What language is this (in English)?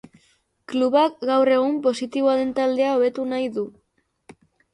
Basque